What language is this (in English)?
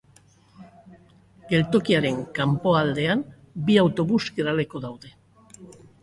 Basque